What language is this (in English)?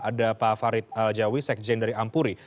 Indonesian